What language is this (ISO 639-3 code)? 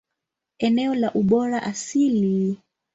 swa